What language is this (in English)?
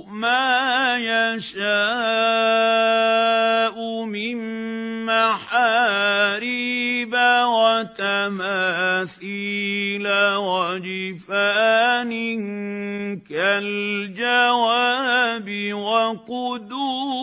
Arabic